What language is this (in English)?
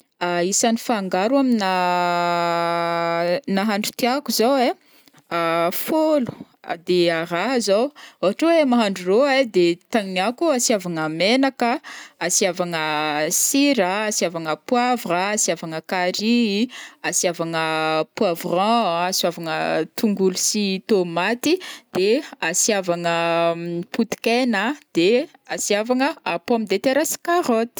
Northern Betsimisaraka Malagasy